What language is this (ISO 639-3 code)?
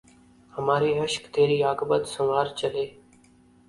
urd